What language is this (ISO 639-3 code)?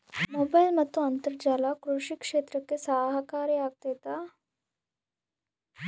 kan